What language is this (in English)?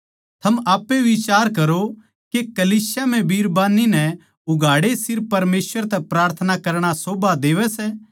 Haryanvi